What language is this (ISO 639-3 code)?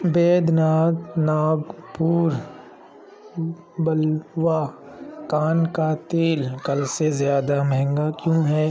urd